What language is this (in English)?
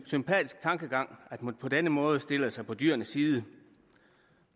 Danish